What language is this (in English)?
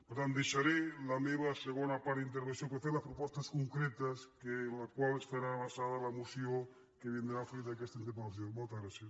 Catalan